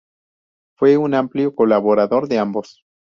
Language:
Spanish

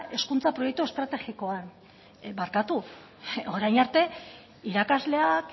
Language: Basque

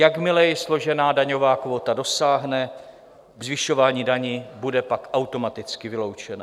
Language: Czech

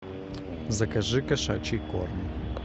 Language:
Russian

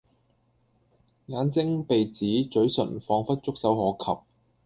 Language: Cantonese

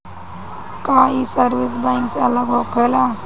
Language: Bhojpuri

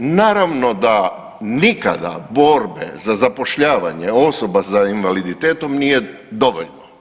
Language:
Croatian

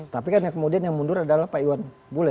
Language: Indonesian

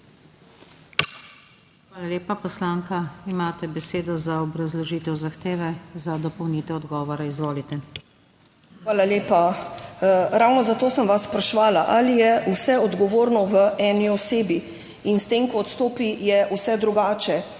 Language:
Slovenian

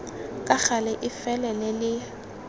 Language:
Tswana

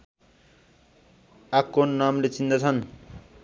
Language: Nepali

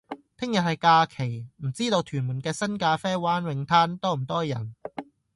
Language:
Cantonese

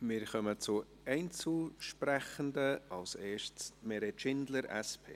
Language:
Swiss German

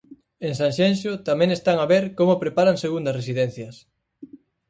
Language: Galician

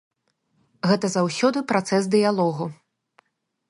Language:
Belarusian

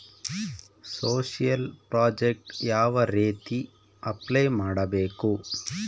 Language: Kannada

